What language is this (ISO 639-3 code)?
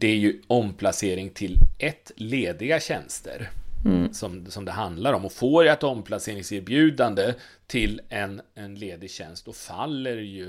swe